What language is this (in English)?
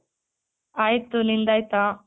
Kannada